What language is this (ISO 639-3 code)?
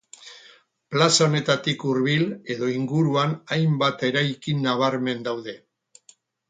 eus